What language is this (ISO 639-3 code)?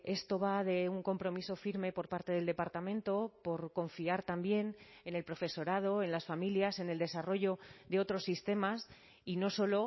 spa